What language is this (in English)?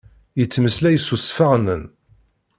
Kabyle